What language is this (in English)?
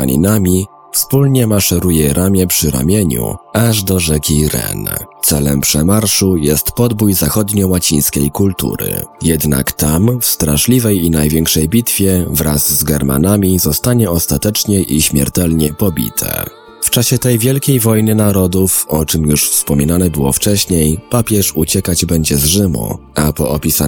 Polish